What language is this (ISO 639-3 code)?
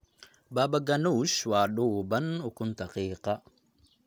som